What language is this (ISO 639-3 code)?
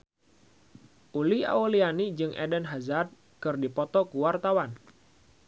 sun